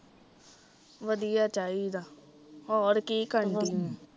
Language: Punjabi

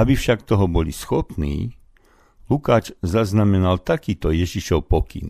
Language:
Slovak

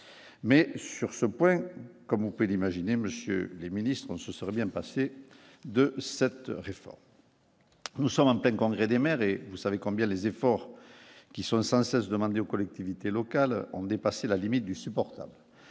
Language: French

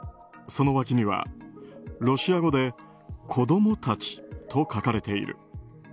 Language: Japanese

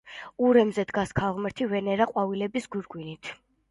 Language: Georgian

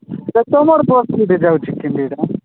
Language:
Odia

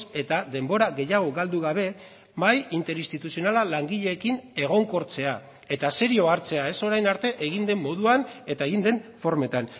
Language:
Basque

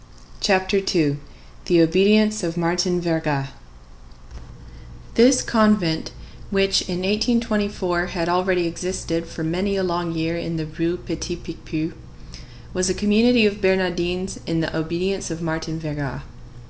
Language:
English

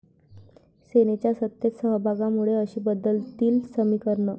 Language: Marathi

